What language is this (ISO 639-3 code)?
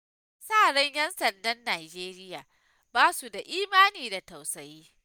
hau